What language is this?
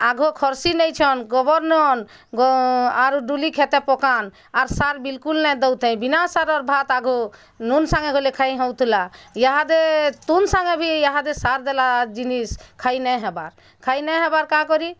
Odia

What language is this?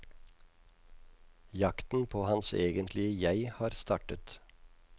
Norwegian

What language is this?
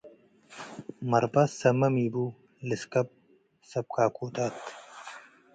Tigre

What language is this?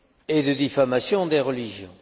French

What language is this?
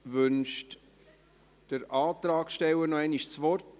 Swiss German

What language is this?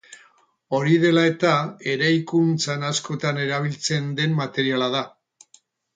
Basque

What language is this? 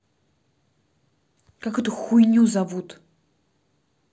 Russian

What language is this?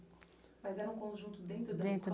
Portuguese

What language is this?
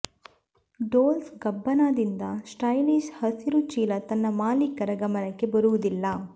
Kannada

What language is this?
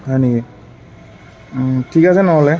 Assamese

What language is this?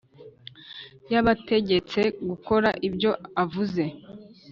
Kinyarwanda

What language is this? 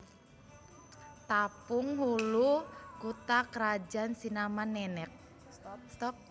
Javanese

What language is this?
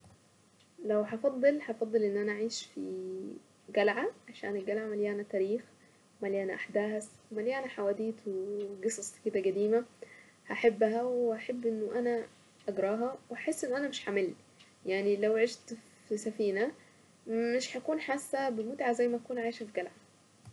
Saidi Arabic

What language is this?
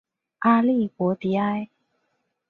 Chinese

